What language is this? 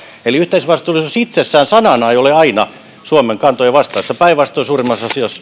Finnish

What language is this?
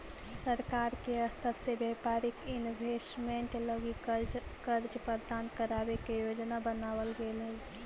Magahi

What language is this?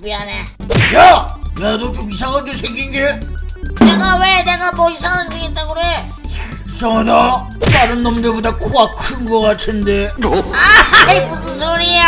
Korean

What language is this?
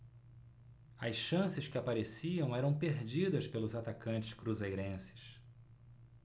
Portuguese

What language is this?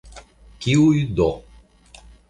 Esperanto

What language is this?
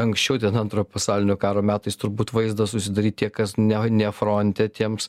Lithuanian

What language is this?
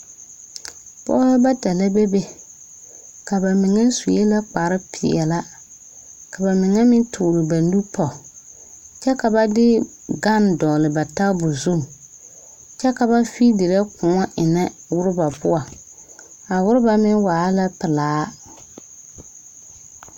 Southern Dagaare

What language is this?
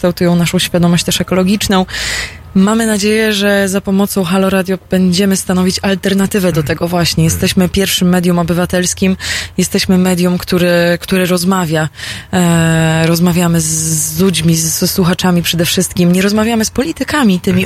Polish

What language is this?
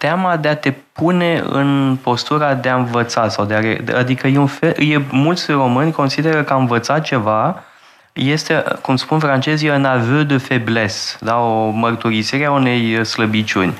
Romanian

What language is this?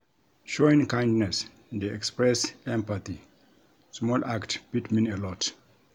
Nigerian Pidgin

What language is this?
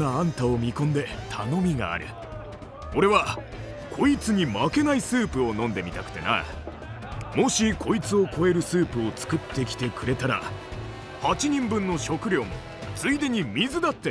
Japanese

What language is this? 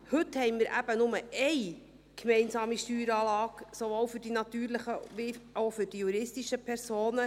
Swiss German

